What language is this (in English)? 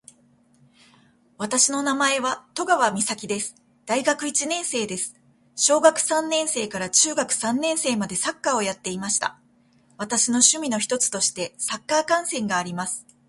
Japanese